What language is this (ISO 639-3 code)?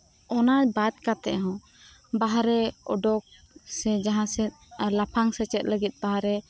sat